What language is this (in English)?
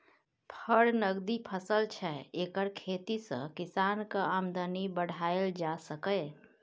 Maithili